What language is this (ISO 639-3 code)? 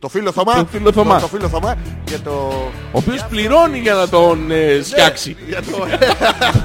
ell